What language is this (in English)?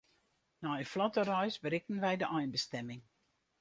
Western Frisian